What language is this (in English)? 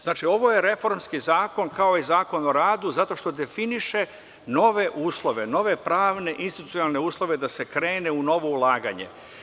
Serbian